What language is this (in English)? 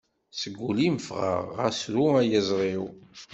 Kabyle